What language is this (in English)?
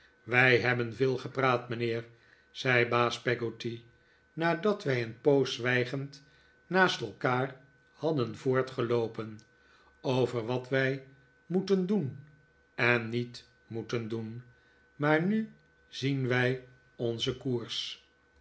Dutch